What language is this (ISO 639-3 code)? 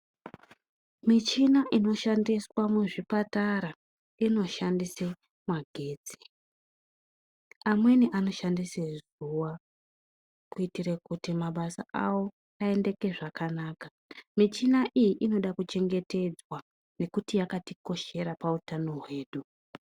ndc